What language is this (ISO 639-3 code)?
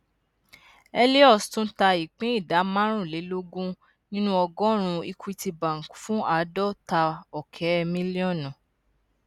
yor